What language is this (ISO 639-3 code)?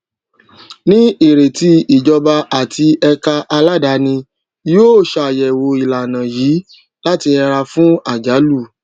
yor